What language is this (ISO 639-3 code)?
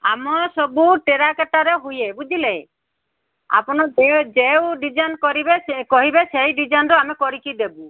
ori